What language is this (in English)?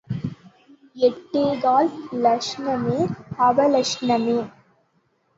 Tamil